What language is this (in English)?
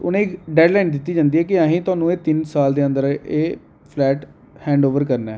Dogri